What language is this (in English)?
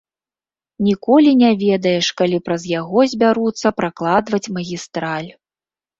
Belarusian